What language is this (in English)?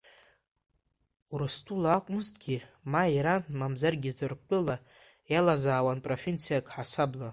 Abkhazian